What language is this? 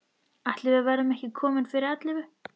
Icelandic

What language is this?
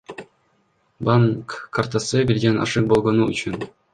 Kyrgyz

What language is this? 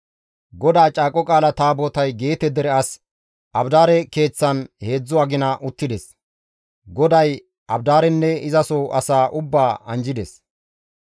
Gamo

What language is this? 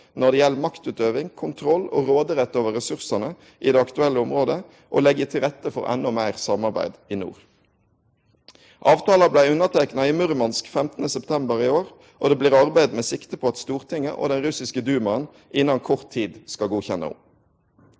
Norwegian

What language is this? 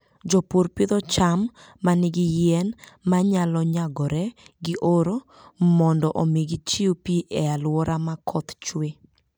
Luo (Kenya and Tanzania)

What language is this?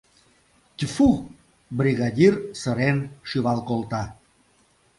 Mari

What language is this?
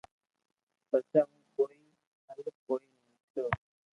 Loarki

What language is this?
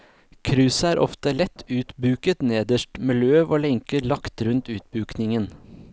Norwegian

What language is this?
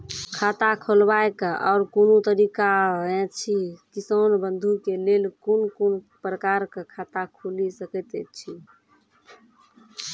Maithili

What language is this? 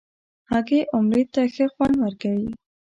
Pashto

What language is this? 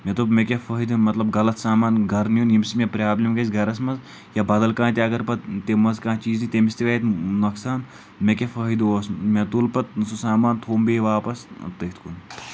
Kashmiri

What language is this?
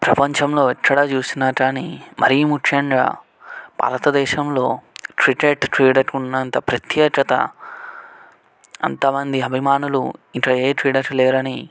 Telugu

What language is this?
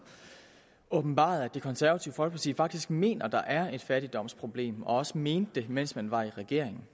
Danish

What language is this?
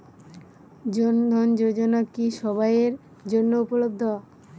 Bangla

